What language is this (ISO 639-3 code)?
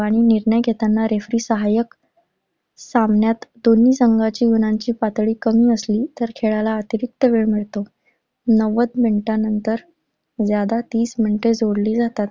mar